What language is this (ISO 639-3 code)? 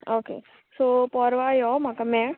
kok